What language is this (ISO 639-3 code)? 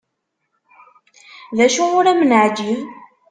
kab